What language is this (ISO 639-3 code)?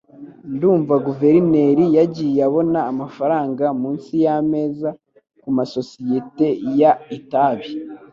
kin